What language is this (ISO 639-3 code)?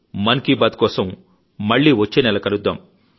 tel